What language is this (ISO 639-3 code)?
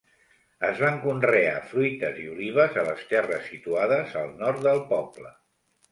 cat